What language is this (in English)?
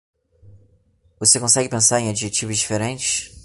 Portuguese